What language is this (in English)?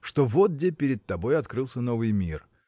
Russian